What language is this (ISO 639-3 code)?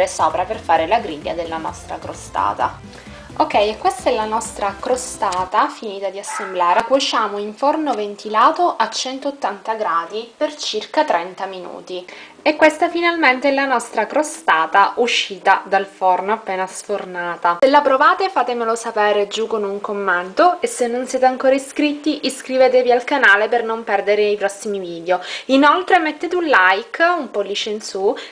ita